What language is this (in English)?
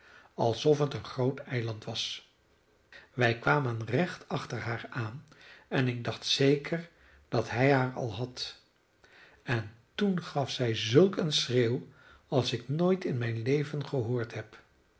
Dutch